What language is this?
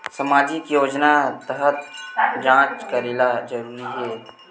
Chhattisgarhi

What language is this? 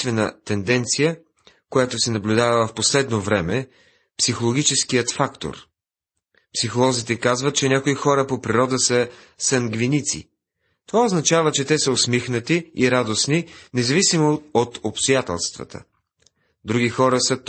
Bulgarian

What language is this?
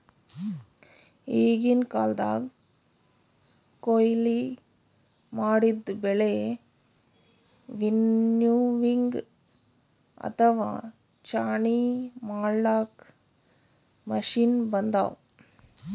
Kannada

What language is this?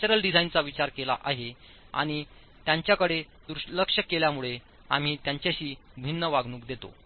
Marathi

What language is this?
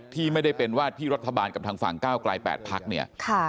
Thai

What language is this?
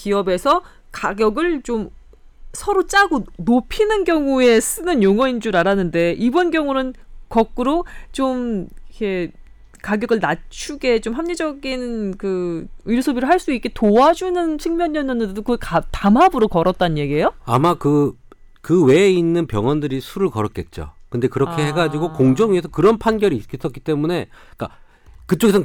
Korean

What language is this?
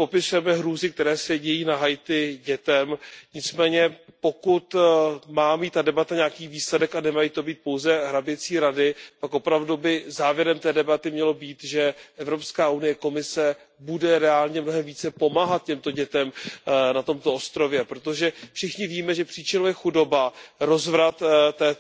Czech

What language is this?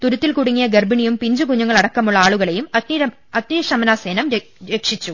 Malayalam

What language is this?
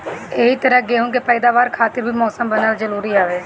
Bhojpuri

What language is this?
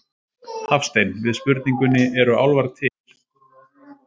Icelandic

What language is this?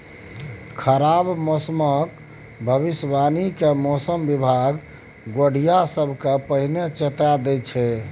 Maithili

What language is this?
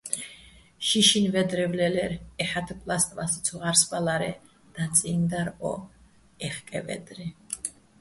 Bats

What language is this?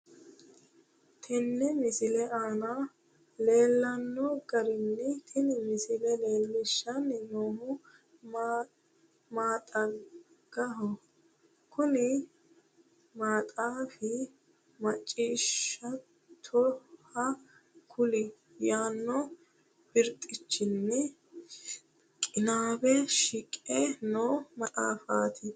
Sidamo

